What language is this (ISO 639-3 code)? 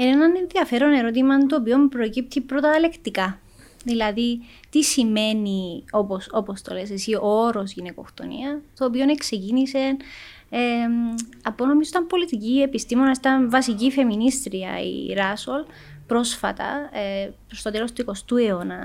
ell